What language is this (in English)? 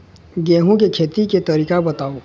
Chhattisgarhi